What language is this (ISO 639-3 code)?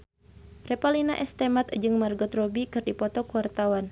sun